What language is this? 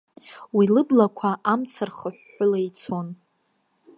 Abkhazian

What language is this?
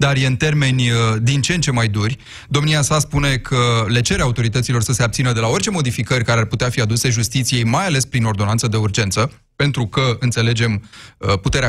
Romanian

